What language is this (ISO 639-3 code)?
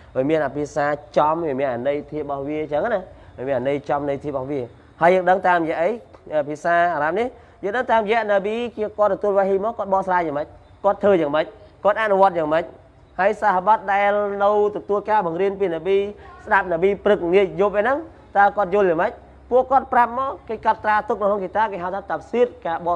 vie